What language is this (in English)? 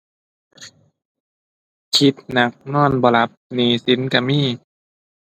Thai